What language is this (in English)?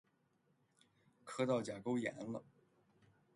Chinese